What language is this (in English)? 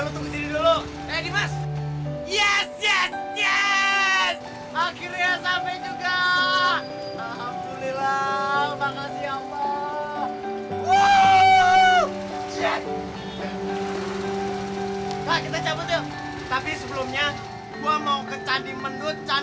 Indonesian